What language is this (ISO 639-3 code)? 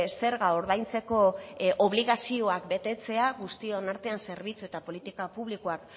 eus